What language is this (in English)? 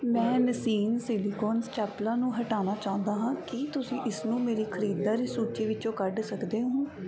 Punjabi